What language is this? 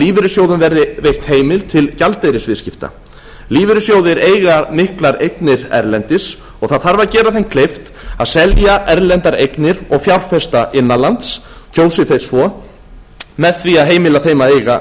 Icelandic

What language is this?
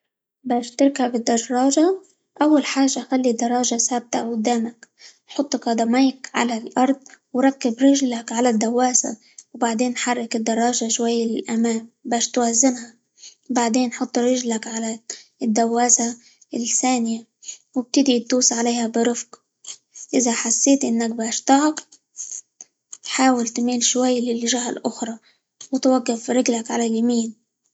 Libyan Arabic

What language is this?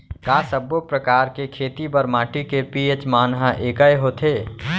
Chhattisgarhi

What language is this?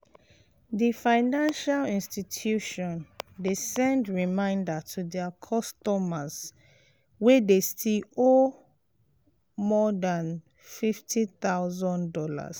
Nigerian Pidgin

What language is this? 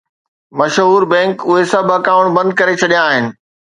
Sindhi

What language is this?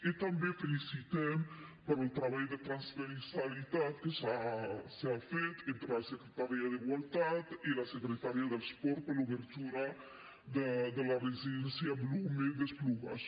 Catalan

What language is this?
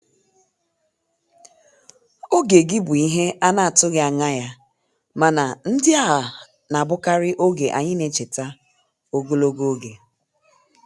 Igbo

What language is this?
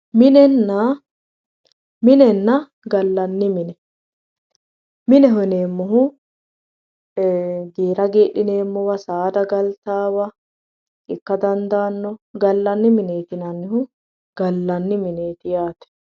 Sidamo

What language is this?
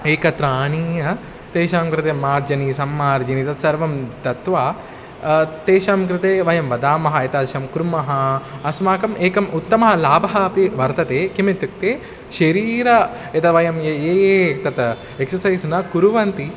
Sanskrit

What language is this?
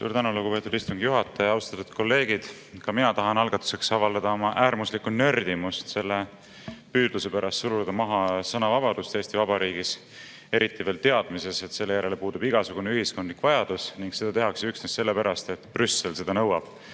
Estonian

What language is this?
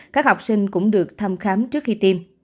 Vietnamese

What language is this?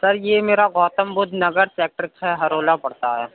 Urdu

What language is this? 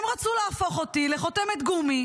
Hebrew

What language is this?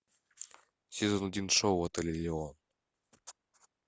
Russian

